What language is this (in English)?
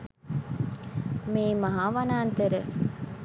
Sinhala